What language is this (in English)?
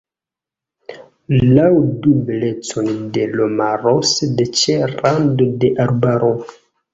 Esperanto